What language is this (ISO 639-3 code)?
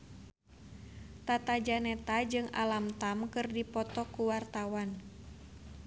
sun